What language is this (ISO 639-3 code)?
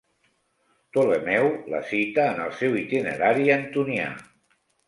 cat